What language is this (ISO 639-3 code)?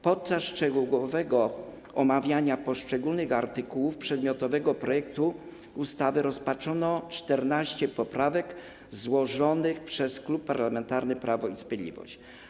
pol